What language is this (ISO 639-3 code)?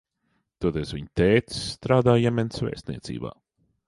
lav